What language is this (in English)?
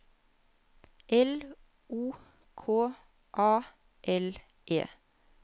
Norwegian